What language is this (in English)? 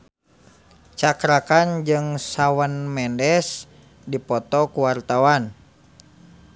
Sundanese